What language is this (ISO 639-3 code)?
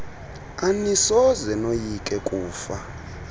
xho